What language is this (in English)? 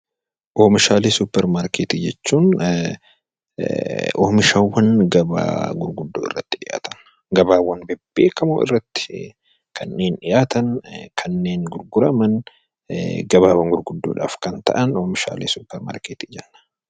Oromo